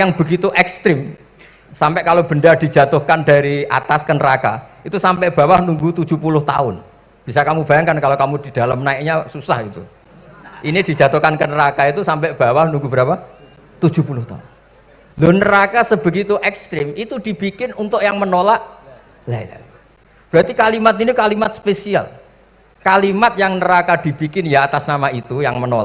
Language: Indonesian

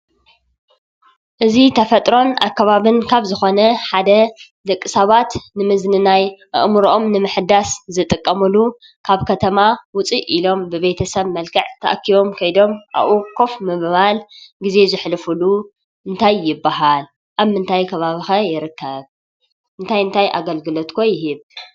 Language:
Tigrinya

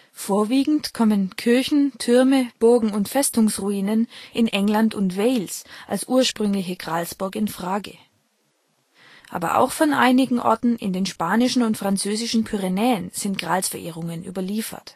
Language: German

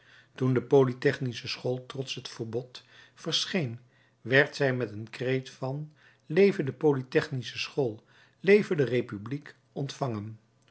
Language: Dutch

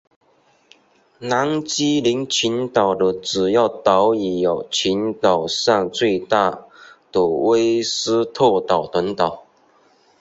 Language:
Chinese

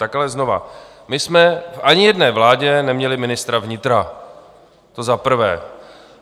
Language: Czech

